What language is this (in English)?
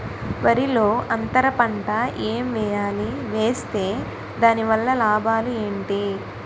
Telugu